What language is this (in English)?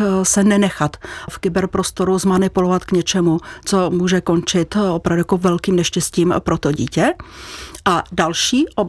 Czech